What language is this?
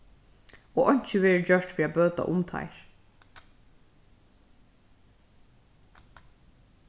Faroese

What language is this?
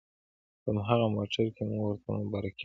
Pashto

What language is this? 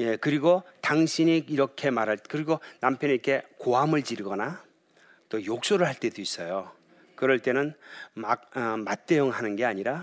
Korean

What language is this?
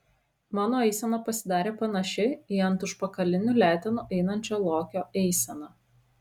Lithuanian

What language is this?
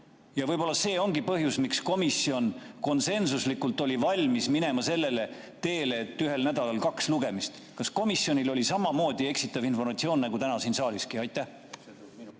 Estonian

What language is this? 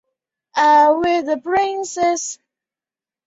Chinese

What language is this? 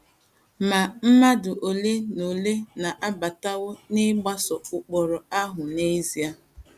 Igbo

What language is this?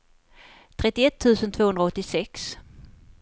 Swedish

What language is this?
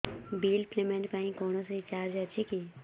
Odia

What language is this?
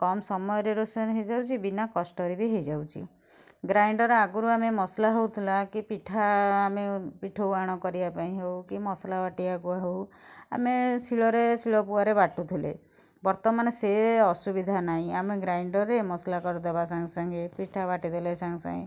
Odia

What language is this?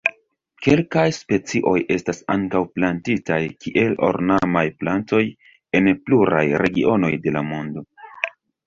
Esperanto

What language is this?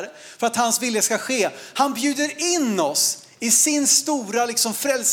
Swedish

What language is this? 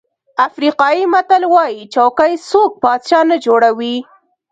Pashto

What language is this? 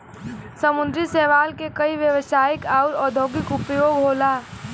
Bhojpuri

